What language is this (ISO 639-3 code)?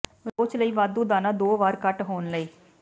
pan